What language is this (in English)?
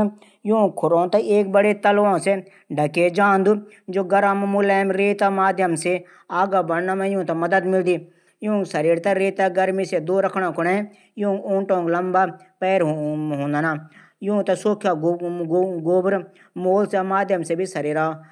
Garhwali